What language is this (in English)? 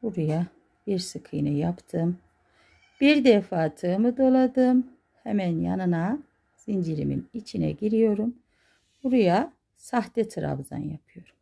Turkish